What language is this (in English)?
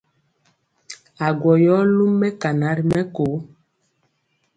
Mpiemo